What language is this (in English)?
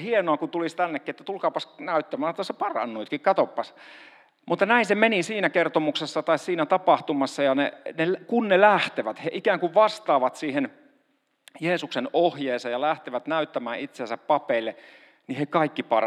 Finnish